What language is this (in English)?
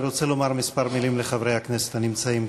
Hebrew